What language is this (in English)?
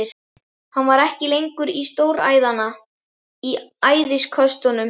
Icelandic